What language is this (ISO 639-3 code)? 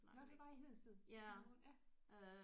dan